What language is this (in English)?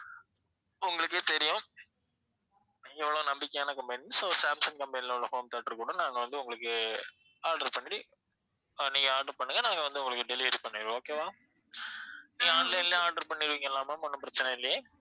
Tamil